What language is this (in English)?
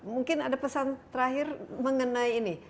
Indonesian